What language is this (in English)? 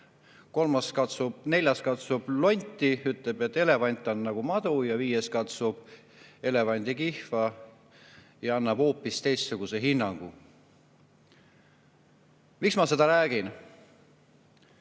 Estonian